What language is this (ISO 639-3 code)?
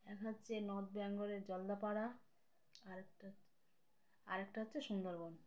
ben